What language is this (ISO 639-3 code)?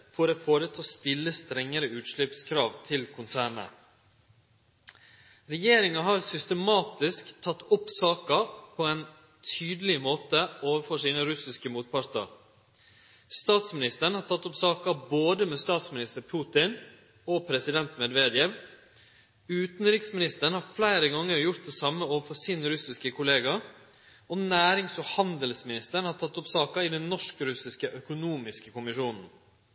nno